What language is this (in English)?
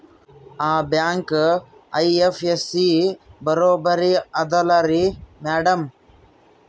Kannada